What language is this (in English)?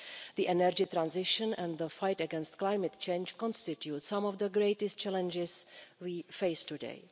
English